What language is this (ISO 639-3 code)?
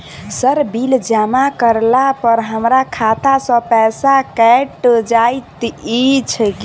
mai